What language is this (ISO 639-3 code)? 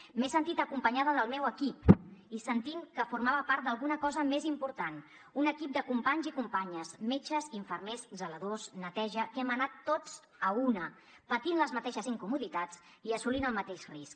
cat